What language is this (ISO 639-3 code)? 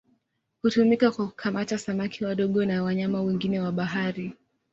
swa